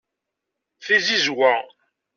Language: Kabyle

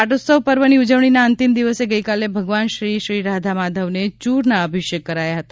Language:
Gujarati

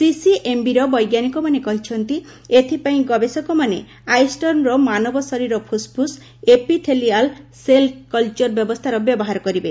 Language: Odia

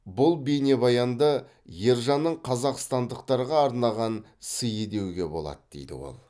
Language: Kazakh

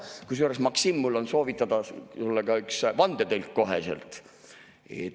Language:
Estonian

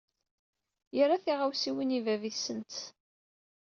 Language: Kabyle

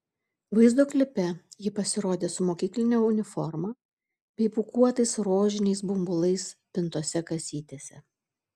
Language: Lithuanian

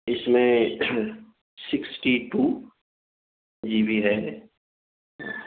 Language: Urdu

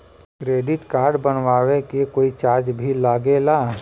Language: Bhojpuri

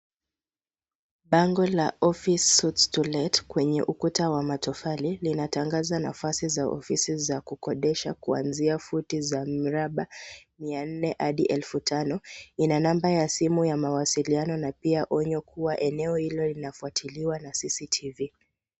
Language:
Swahili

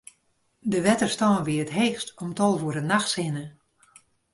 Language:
Western Frisian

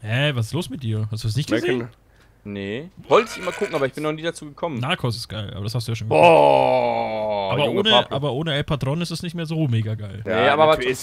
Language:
German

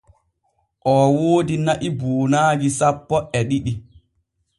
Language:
Borgu Fulfulde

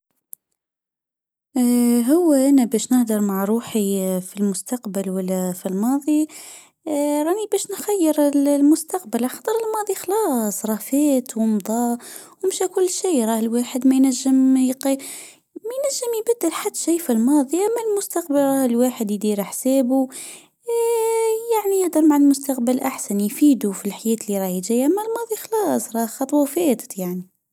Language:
Tunisian Arabic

